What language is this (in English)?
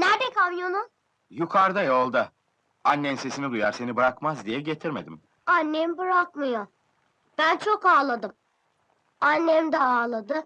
Turkish